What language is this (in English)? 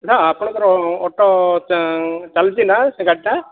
Odia